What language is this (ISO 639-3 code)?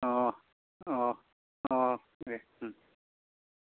brx